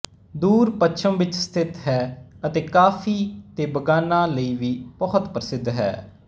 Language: Punjabi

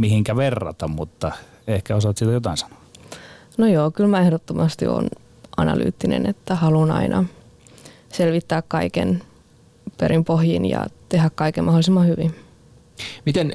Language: Finnish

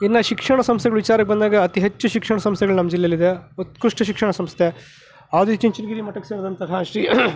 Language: Kannada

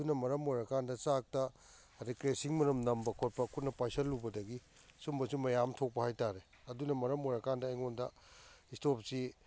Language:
Manipuri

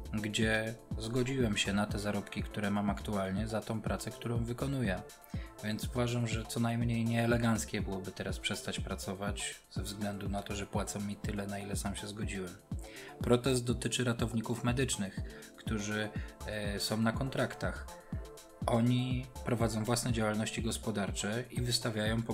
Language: Polish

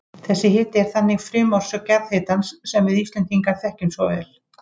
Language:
Icelandic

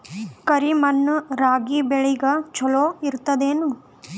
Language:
Kannada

